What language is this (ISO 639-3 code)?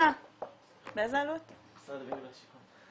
heb